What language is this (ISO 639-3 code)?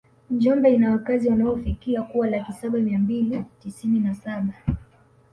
swa